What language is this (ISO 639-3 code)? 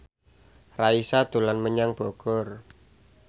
jav